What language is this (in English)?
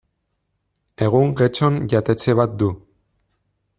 Basque